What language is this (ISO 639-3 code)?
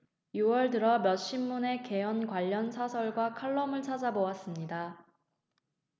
kor